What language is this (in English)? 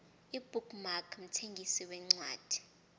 South Ndebele